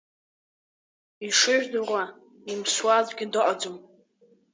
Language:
Abkhazian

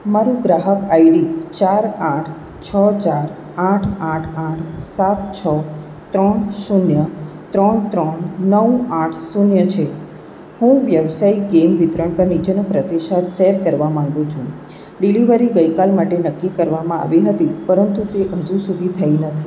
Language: Gujarati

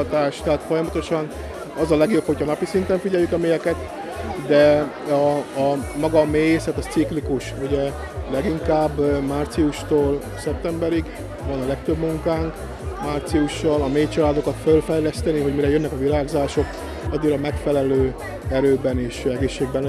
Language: Hungarian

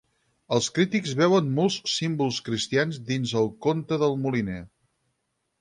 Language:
Catalan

